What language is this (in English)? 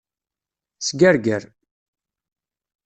Kabyle